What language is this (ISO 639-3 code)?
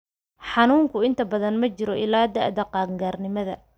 som